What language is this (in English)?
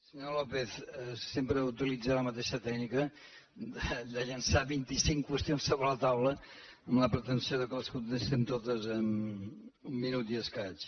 Catalan